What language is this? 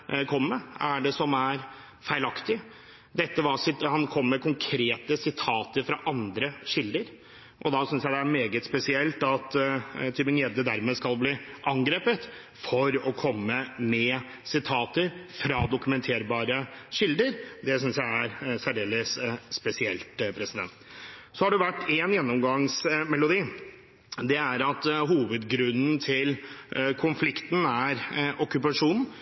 Norwegian Bokmål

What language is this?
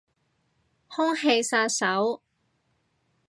Cantonese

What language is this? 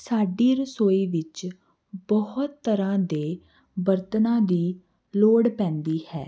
Punjabi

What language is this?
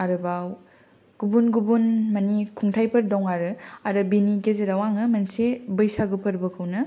Bodo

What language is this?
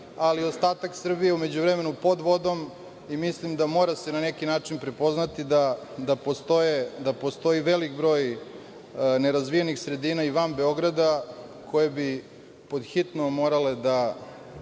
Serbian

